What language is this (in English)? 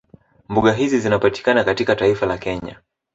Swahili